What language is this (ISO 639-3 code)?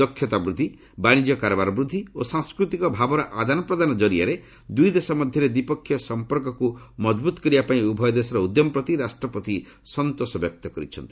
ori